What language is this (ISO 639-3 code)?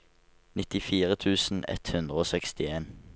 nor